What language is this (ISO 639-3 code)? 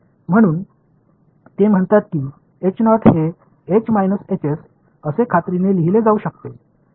mar